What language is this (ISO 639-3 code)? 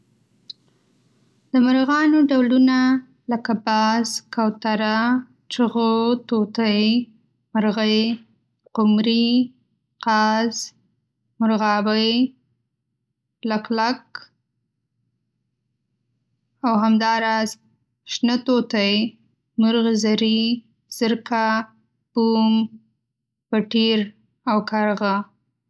pus